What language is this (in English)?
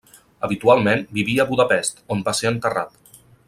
Catalan